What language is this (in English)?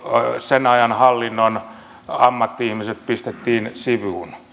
Finnish